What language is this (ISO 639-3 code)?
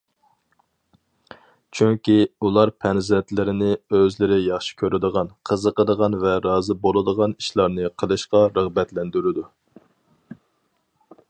uig